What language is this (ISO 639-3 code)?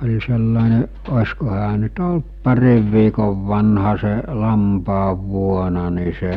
fin